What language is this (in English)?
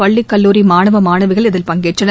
Tamil